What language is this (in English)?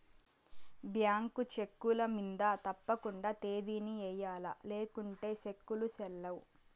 Telugu